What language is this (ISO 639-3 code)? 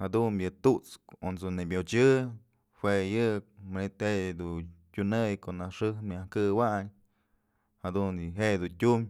mzl